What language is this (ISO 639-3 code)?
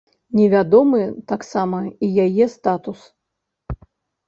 bel